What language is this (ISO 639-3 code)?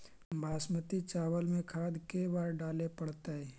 mag